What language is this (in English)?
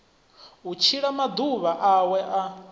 Venda